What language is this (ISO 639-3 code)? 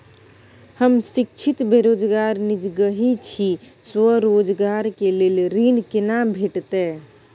mai